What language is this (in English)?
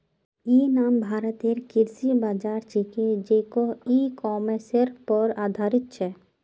Magahi